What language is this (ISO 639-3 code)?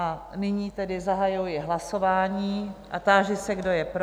ces